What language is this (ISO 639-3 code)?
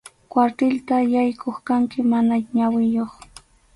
qxu